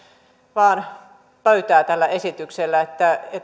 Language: Finnish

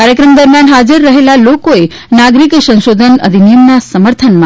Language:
Gujarati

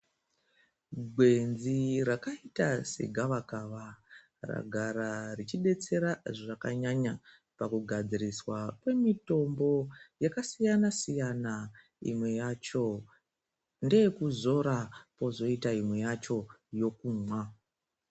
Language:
Ndau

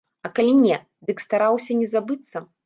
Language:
Belarusian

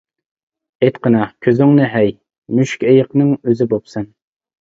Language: Uyghur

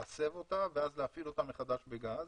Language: Hebrew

